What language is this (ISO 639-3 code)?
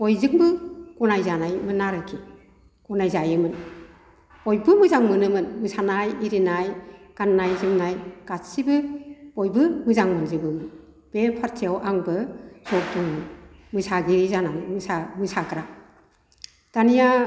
brx